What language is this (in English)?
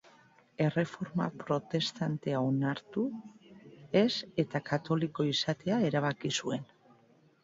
Basque